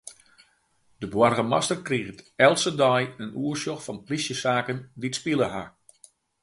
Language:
Western Frisian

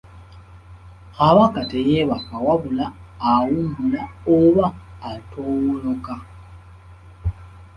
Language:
Ganda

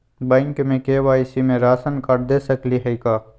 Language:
Magahi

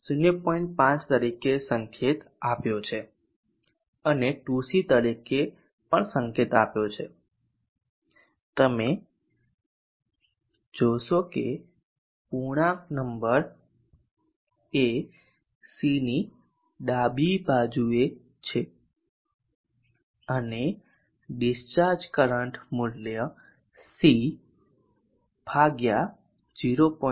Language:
Gujarati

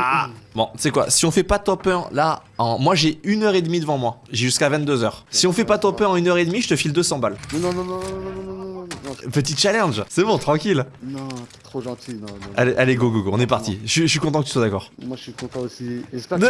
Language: French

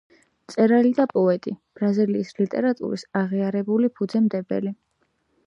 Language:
Georgian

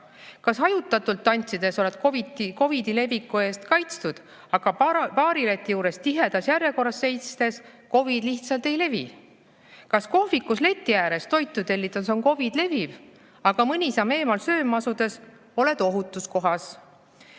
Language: Estonian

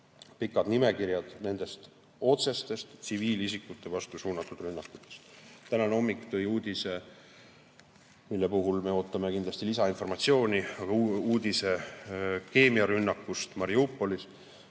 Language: Estonian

